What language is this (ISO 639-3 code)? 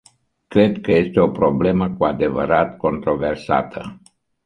ron